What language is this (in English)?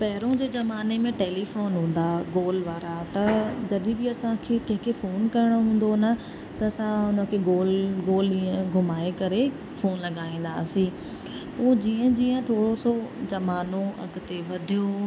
Sindhi